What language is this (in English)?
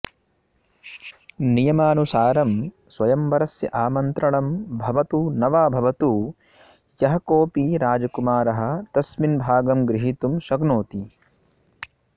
Sanskrit